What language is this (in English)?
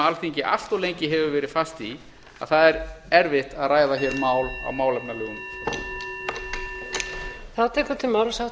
Icelandic